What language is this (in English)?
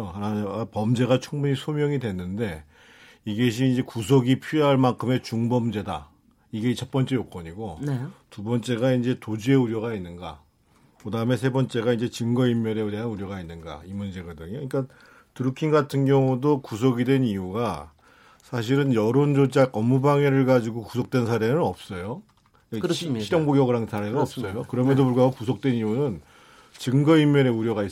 Korean